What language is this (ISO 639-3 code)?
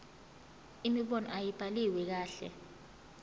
zul